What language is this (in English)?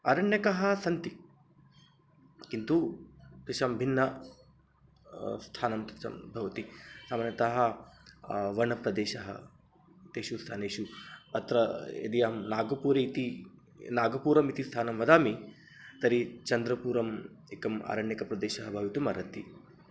Sanskrit